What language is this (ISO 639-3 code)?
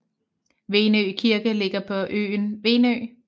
dan